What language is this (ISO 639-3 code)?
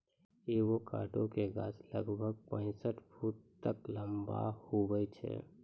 mai